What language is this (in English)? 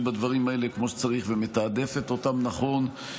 Hebrew